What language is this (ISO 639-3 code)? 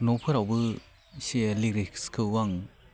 brx